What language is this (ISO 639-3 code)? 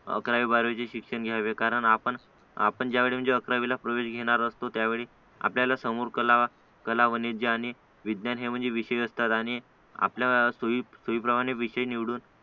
mar